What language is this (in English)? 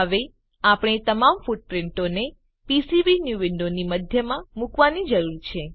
Gujarati